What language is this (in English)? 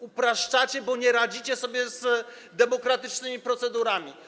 Polish